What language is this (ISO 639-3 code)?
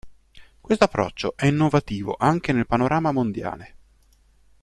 ita